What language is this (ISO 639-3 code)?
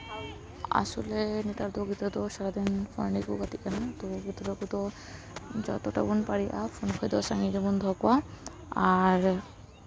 sat